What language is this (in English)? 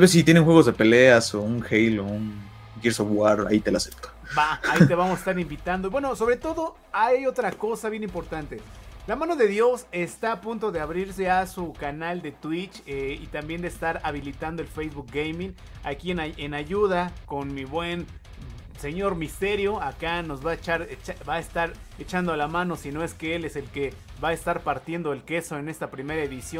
Spanish